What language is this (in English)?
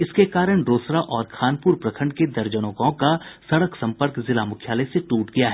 Hindi